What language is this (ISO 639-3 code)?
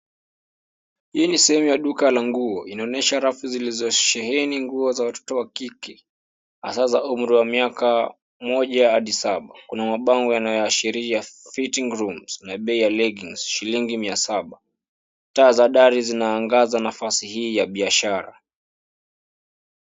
swa